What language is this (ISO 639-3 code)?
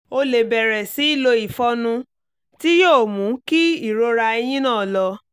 yor